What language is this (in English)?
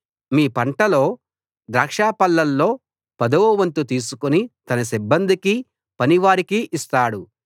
Telugu